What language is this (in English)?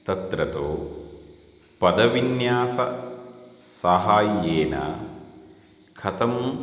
Sanskrit